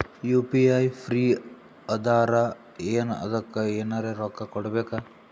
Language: Kannada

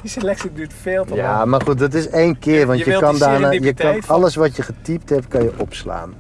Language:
Dutch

